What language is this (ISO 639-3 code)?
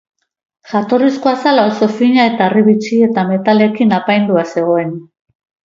eus